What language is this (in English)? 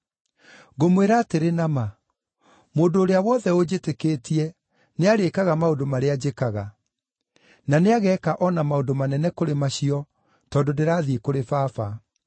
Kikuyu